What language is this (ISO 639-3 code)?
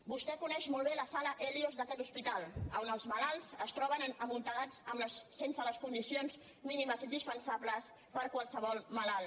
cat